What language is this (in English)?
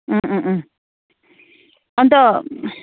Nepali